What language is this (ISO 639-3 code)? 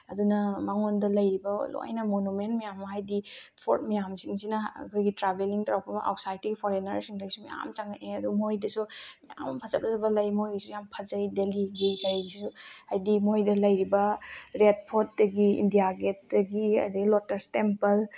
mni